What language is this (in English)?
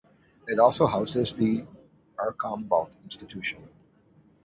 English